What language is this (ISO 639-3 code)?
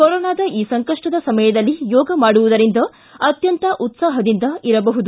kan